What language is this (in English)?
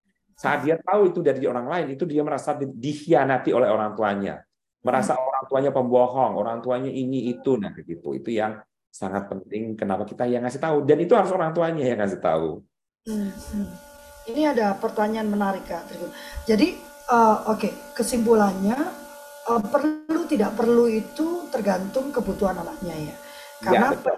Indonesian